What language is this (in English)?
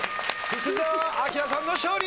Japanese